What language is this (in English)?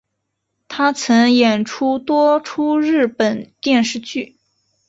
Chinese